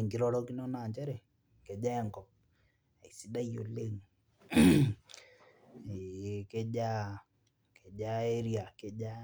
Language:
Masai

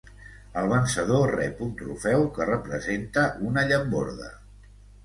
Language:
Catalan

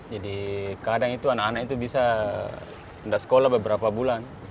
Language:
Indonesian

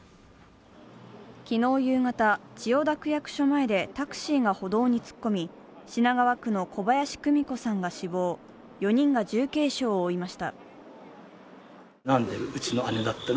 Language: Japanese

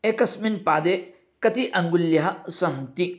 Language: Sanskrit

